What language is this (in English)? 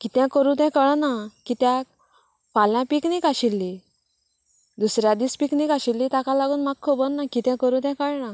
Konkani